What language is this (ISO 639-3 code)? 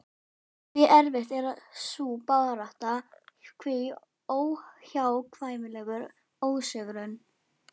isl